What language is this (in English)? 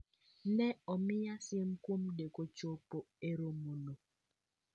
Luo (Kenya and Tanzania)